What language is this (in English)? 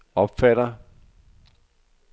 Danish